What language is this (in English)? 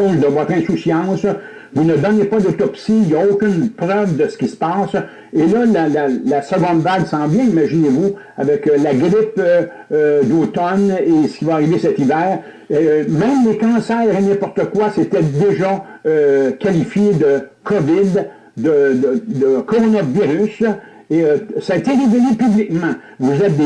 French